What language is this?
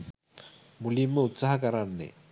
Sinhala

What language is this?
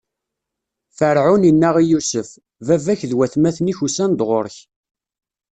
Kabyle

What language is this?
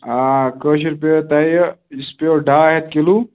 Kashmiri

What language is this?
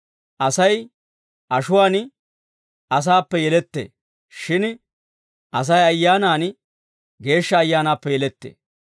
Dawro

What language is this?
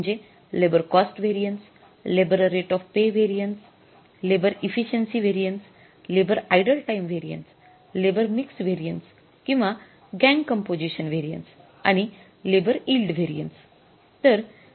Marathi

